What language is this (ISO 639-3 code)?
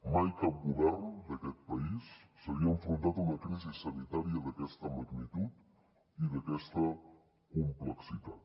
cat